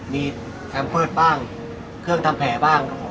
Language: Thai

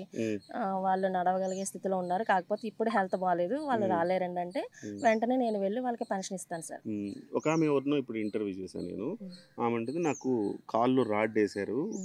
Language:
Telugu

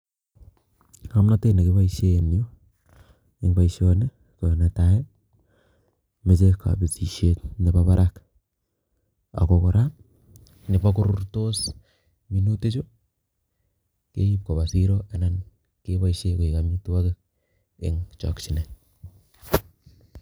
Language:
Kalenjin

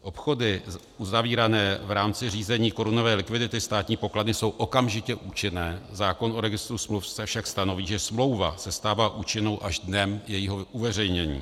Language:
Czech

